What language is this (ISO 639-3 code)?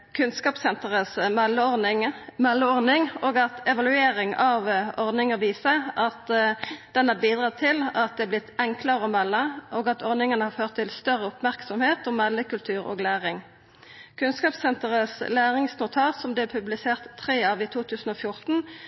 nno